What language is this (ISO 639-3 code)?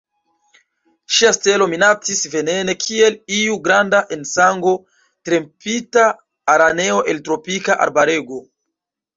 epo